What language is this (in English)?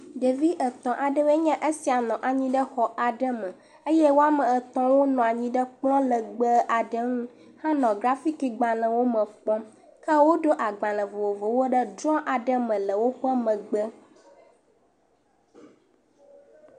Ewe